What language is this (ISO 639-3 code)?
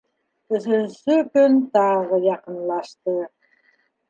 bak